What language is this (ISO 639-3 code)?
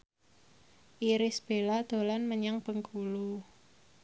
jav